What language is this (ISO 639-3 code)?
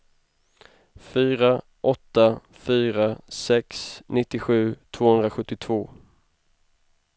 swe